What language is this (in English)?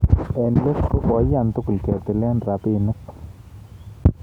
Kalenjin